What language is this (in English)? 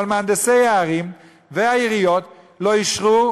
Hebrew